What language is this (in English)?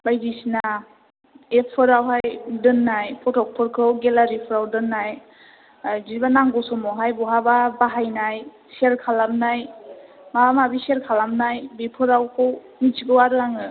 Bodo